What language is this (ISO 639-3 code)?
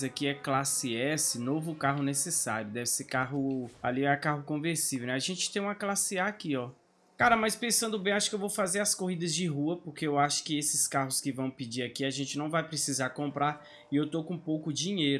por